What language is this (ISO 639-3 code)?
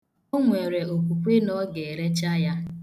ibo